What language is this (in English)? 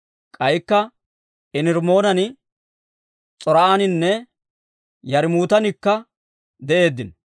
Dawro